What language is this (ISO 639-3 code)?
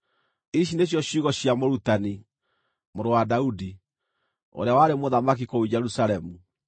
kik